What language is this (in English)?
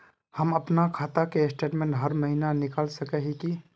Magahi